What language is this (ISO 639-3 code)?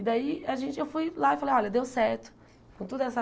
por